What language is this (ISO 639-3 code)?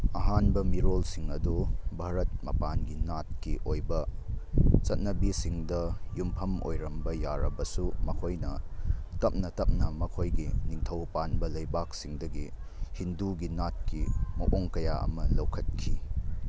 mni